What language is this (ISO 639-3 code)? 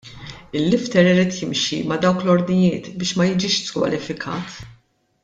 mlt